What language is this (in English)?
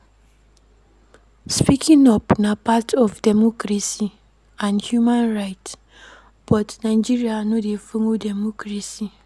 Nigerian Pidgin